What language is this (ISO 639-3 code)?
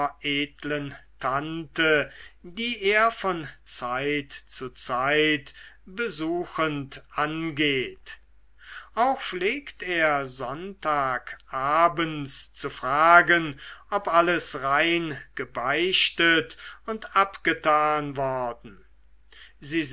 deu